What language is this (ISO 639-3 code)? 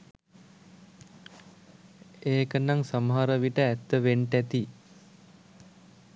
sin